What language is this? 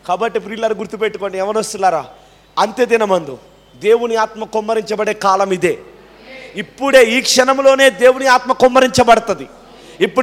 Telugu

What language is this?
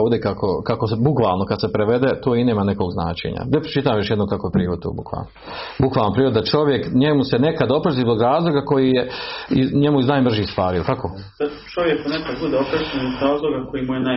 Croatian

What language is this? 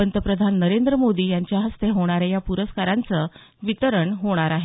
Marathi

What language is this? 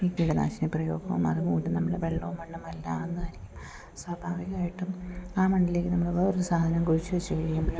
Malayalam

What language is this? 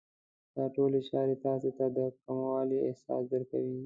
Pashto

